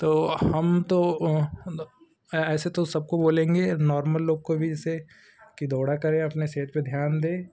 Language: Hindi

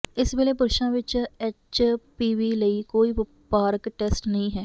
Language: Punjabi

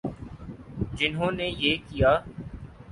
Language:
Urdu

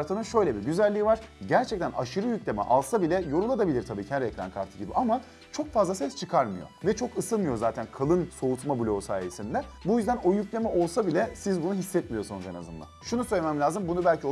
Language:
Turkish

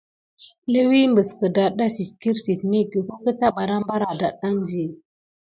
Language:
Gidar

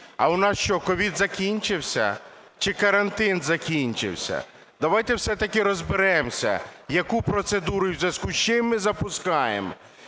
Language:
Ukrainian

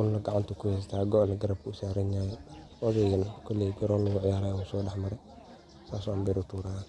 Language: Somali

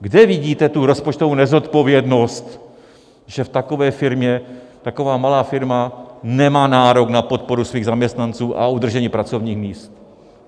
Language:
Czech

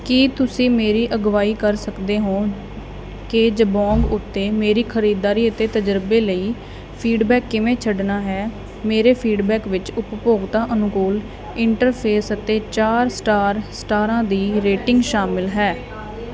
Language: Punjabi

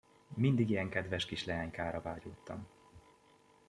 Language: Hungarian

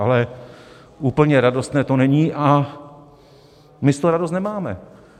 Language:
Czech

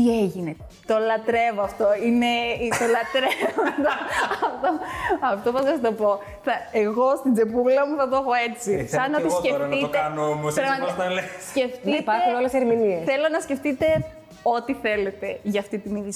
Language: Greek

